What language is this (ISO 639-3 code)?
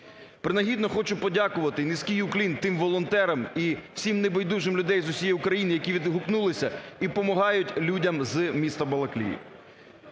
ukr